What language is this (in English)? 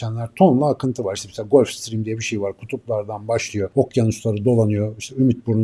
Turkish